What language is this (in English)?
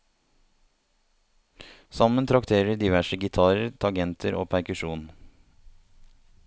Norwegian